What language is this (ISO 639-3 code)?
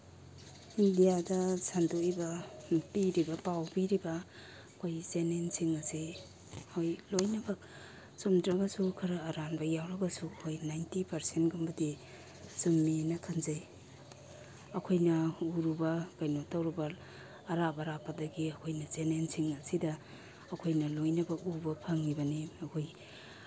mni